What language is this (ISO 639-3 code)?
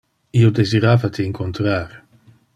ina